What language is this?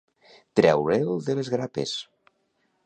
Catalan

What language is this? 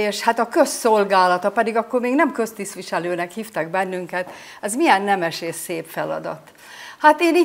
Hungarian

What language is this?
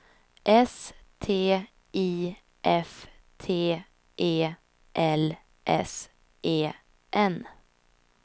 Swedish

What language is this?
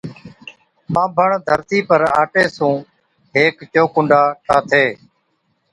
Od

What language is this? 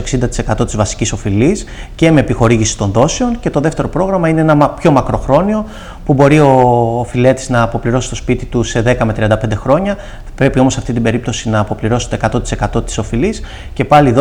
Greek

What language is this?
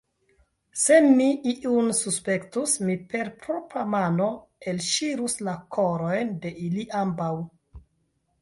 Esperanto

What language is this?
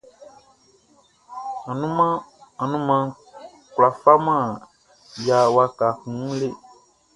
Baoulé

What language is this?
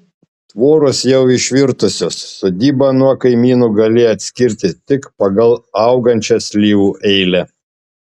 Lithuanian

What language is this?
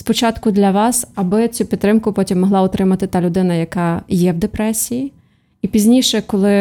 Ukrainian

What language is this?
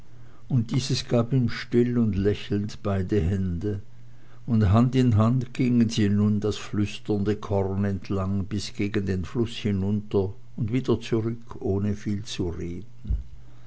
German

